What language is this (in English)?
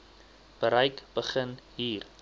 Afrikaans